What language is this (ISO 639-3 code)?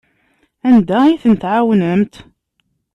kab